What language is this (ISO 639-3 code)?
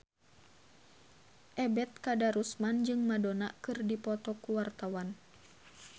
sun